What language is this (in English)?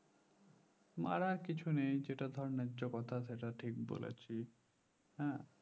Bangla